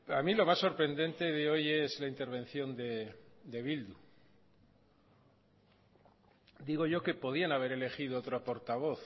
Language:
Spanish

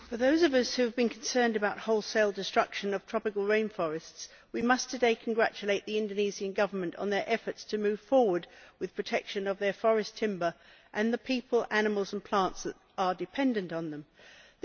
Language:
English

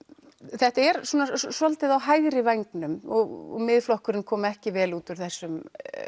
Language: Icelandic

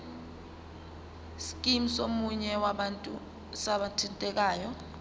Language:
Zulu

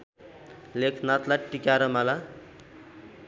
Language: Nepali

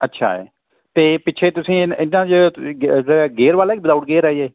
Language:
Punjabi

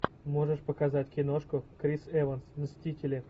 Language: Russian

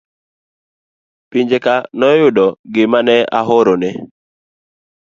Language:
Luo (Kenya and Tanzania)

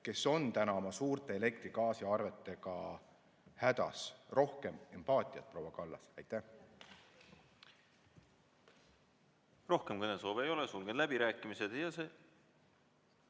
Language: Estonian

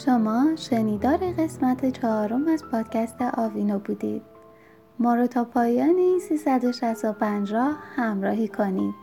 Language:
Persian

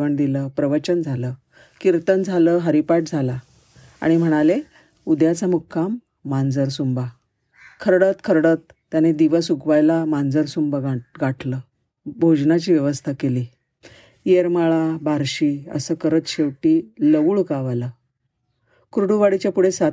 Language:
Marathi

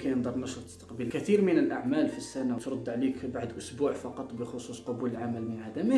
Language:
Arabic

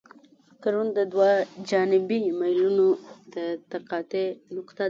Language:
Pashto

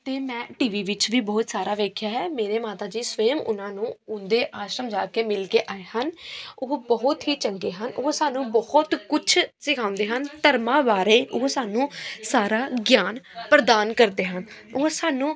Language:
Punjabi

